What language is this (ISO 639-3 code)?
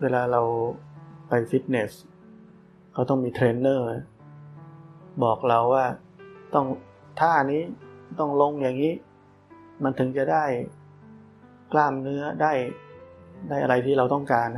tha